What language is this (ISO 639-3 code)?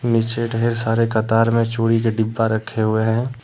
hin